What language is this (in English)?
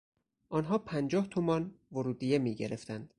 Persian